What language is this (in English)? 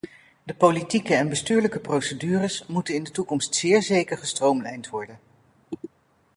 Dutch